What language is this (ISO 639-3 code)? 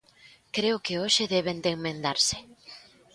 glg